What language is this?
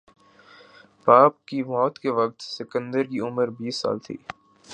Urdu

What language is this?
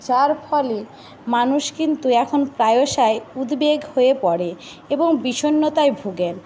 Bangla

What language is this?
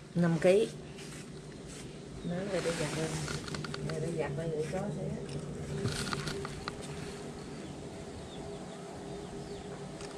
Vietnamese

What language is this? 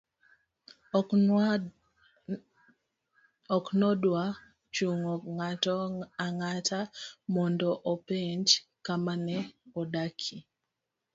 Luo (Kenya and Tanzania)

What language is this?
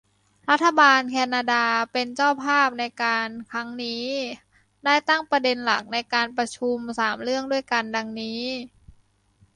Thai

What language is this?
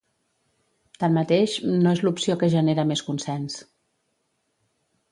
Catalan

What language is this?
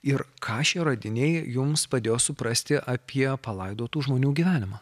Lithuanian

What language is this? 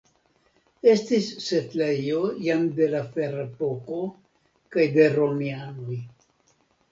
Esperanto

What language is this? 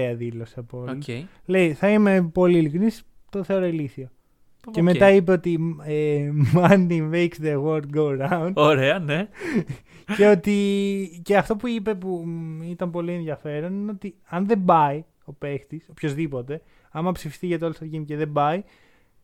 Greek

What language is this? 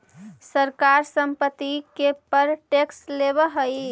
Magahi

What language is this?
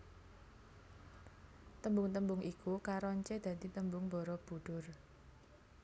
Javanese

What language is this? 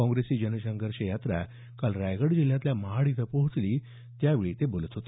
Marathi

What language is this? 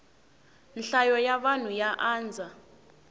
Tsonga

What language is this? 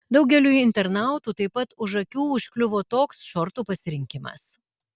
Lithuanian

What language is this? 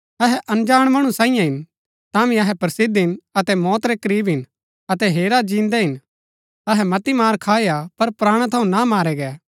Gaddi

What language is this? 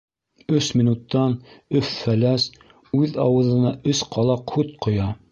Bashkir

